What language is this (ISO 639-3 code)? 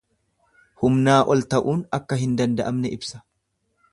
orm